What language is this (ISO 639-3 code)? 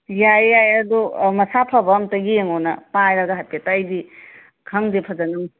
mni